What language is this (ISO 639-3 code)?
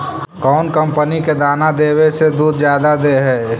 mag